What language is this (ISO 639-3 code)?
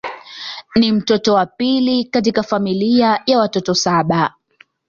swa